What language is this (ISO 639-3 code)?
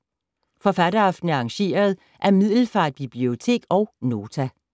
dan